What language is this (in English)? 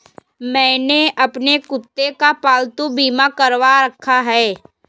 Hindi